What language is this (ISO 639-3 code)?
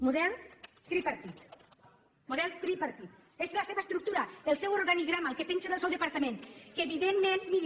cat